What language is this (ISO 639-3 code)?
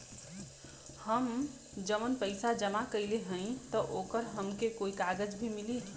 bho